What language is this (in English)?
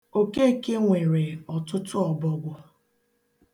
Igbo